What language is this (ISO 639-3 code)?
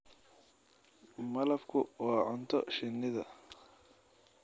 som